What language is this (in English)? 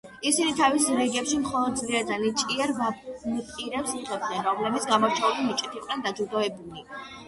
Georgian